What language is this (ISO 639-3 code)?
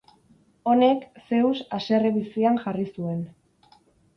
eus